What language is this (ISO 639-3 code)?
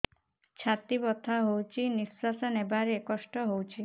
ori